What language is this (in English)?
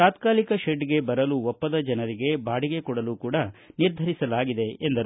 Kannada